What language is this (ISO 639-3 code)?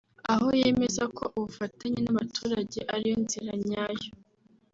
kin